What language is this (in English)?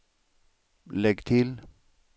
Swedish